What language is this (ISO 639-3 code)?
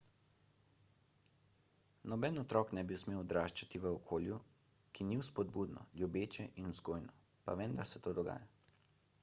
slv